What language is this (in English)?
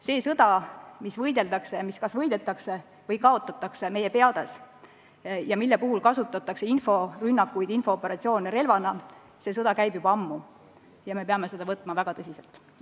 Estonian